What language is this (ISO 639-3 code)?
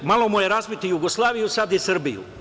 srp